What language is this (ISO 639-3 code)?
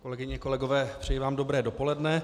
ces